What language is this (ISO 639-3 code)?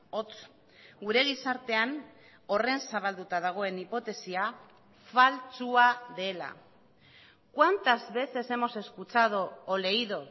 eus